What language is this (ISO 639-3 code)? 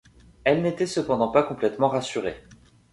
fra